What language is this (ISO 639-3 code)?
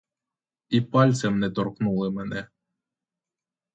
ukr